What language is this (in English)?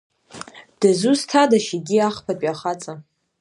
Abkhazian